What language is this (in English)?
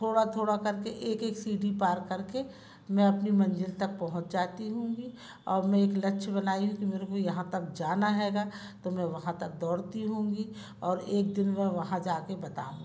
Hindi